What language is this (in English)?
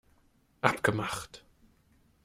German